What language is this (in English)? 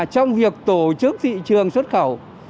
Vietnamese